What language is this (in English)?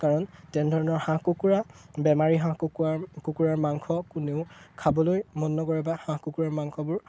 Assamese